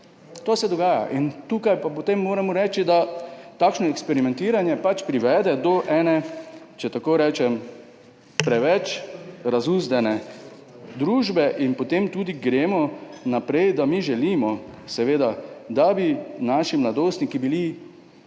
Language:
Slovenian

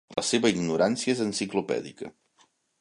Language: Catalan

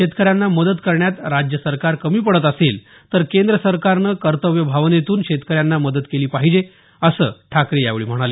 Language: Marathi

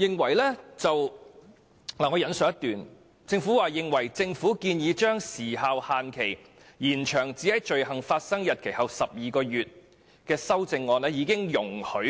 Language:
Cantonese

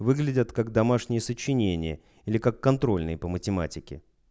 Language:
Russian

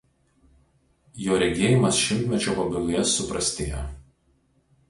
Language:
Lithuanian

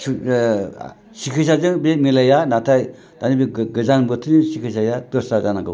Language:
Bodo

